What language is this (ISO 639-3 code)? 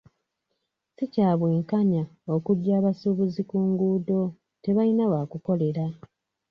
lug